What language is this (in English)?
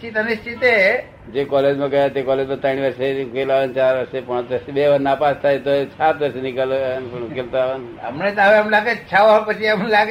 Gujarati